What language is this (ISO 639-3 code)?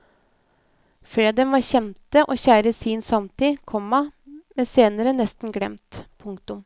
nor